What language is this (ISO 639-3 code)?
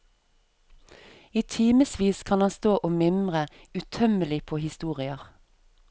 nor